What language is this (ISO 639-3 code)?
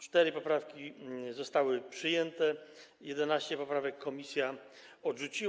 pol